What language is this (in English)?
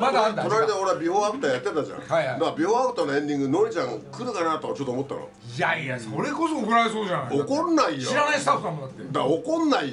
Japanese